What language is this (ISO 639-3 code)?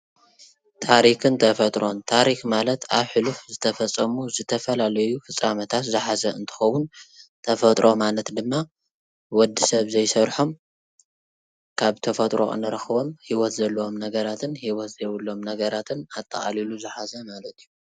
tir